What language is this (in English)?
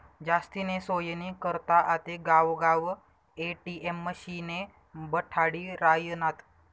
Marathi